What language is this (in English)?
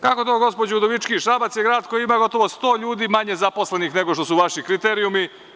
Serbian